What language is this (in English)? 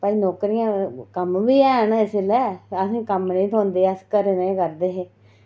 Dogri